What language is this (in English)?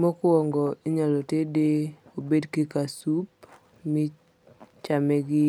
Luo (Kenya and Tanzania)